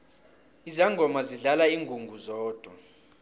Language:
South Ndebele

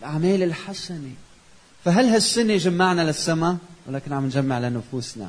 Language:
Arabic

